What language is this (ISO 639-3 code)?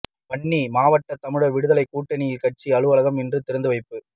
tam